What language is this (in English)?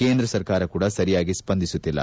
Kannada